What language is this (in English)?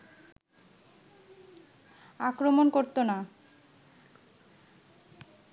Bangla